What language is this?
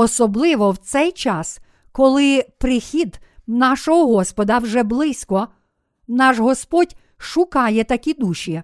Ukrainian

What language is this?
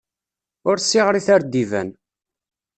Kabyle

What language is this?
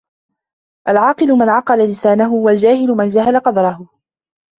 Arabic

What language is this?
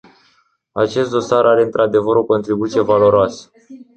Romanian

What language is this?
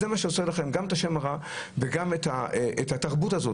Hebrew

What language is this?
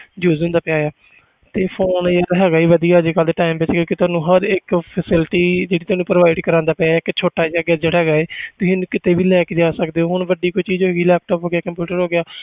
Punjabi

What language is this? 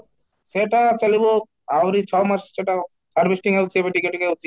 Odia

